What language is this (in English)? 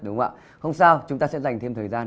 Vietnamese